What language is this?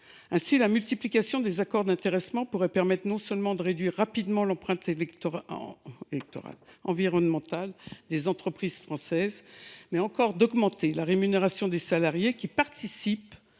French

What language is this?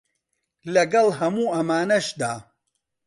Central Kurdish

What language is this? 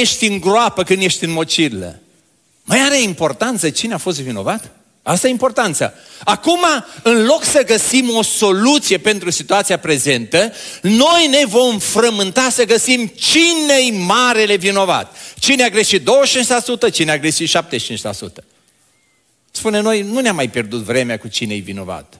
Romanian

